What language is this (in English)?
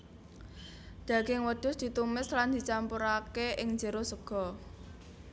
Javanese